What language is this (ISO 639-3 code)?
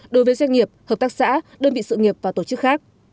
vie